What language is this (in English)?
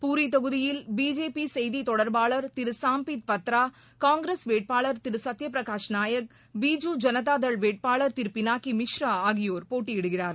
Tamil